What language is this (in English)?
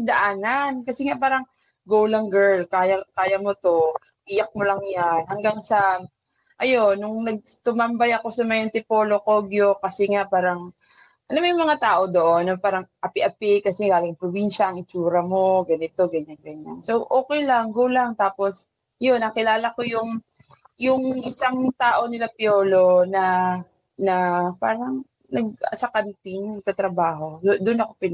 Filipino